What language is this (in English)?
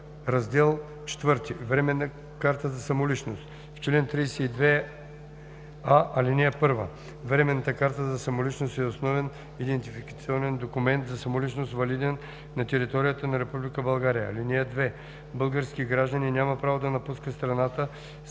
Bulgarian